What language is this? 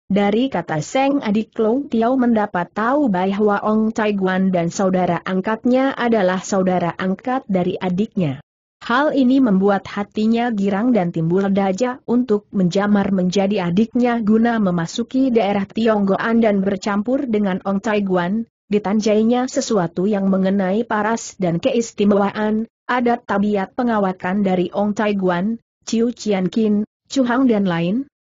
Indonesian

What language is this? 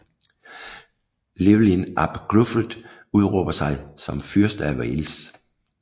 Danish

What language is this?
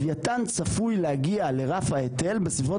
Hebrew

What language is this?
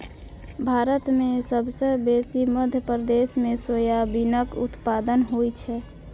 Maithili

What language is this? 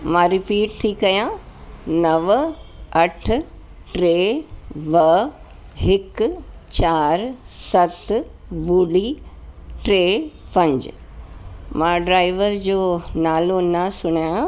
Sindhi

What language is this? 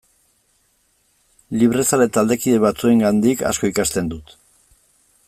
Basque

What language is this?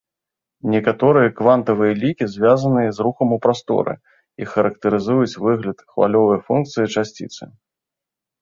Belarusian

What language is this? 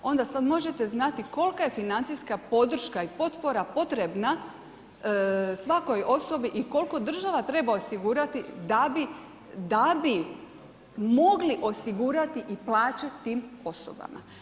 Croatian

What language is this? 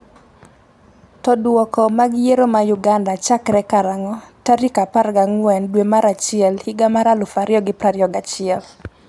Luo (Kenya and Tanzania)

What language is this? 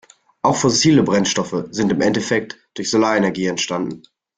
German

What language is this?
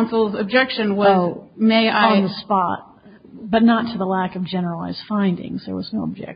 English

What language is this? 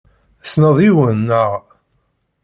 Kabyle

